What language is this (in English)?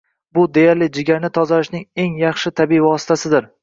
Uzbek